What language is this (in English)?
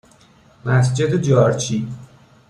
Persian